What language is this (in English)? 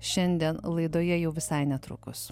Lithuanian